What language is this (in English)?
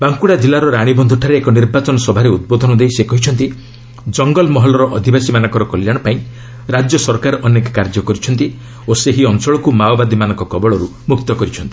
Odia